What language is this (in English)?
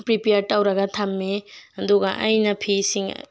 Manipuri